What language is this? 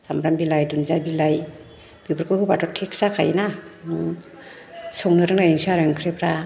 Bodo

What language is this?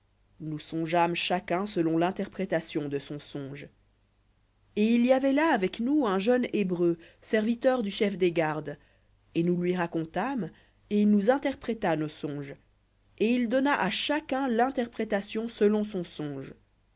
French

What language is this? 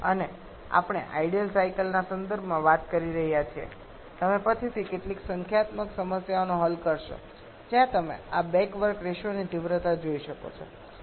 Gujarati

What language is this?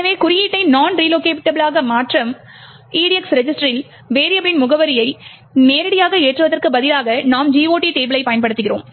Tamil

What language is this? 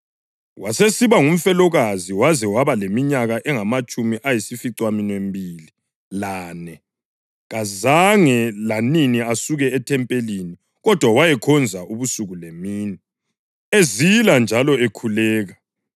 North Ndebele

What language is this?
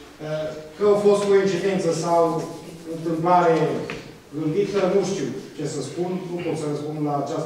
Romanian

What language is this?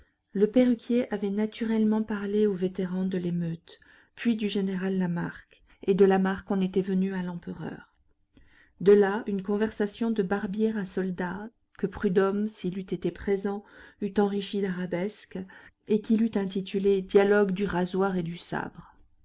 French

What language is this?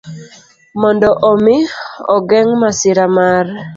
Luo (Kenya and Tanzania)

